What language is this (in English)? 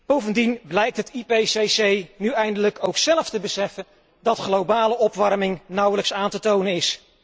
Dutch